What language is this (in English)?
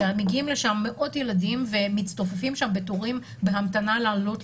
Hebrew